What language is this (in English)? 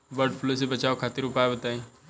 Bhojpuri